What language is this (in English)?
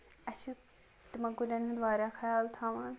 Kashmiri